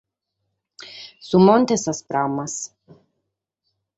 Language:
Sardinian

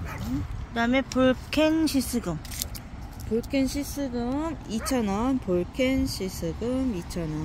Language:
Korean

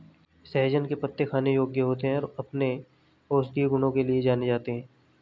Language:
Hindi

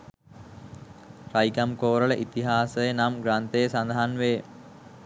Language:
Sinhala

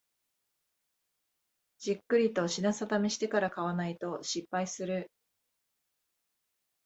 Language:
Japanese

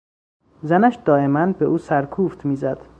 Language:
Persian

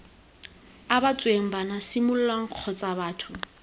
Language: Tswana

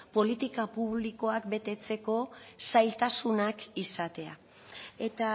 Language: Basque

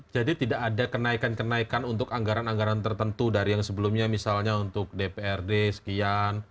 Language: Indonesian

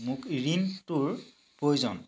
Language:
Assamese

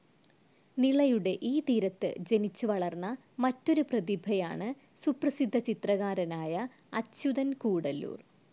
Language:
Malayalam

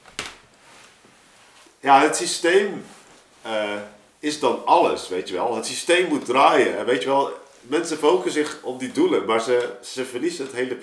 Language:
Dutch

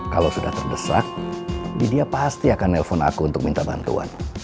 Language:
Indonesian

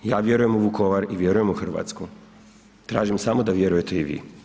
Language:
Croatian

